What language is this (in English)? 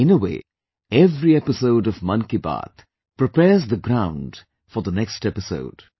English